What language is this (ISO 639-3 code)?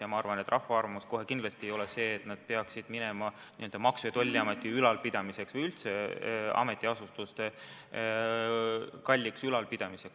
est